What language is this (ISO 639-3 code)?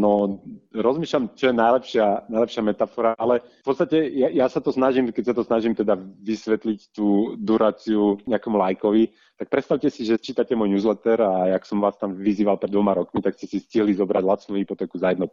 slk